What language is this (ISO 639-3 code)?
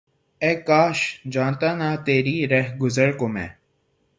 urd